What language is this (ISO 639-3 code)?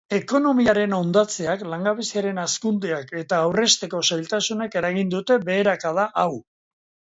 eus